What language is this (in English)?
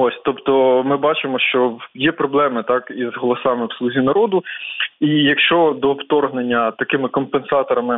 Ukrainian